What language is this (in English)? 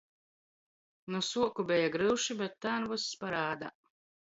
Latgalian